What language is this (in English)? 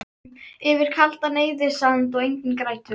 Icelandic